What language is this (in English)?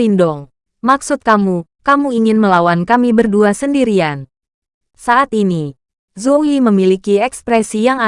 Indonesian